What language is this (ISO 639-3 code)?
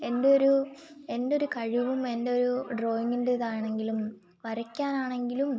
mal